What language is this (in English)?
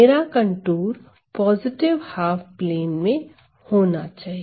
Hindi